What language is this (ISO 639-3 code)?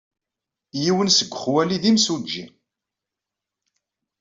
kab